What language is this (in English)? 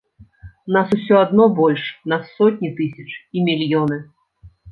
Belarusian